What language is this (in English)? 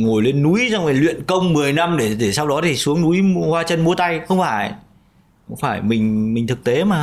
Vietnamese